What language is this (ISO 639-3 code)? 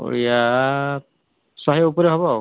ori